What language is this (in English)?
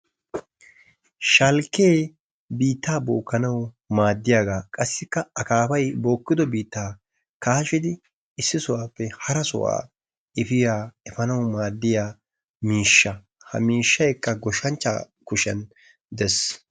Wolaytta